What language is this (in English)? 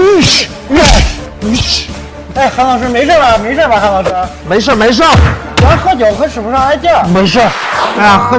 Chinese